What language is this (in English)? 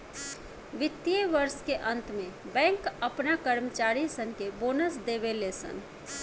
Bhojpuri